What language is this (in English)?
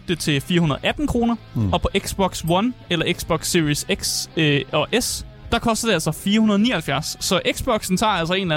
Danish